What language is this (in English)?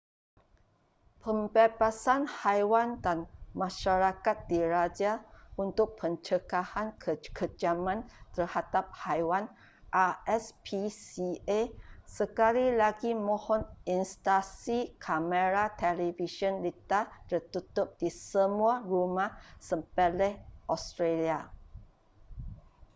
Malay